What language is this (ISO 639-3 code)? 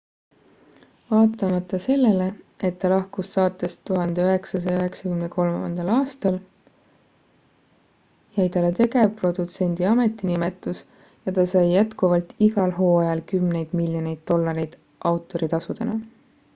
est